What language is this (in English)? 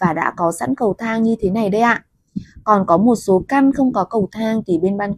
Vietnamese